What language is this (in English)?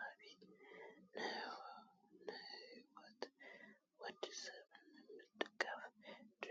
Tigrinya